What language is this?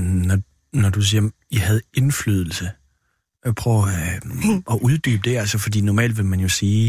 Danish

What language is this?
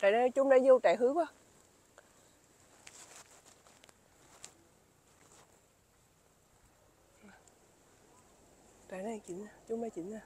Vietnamese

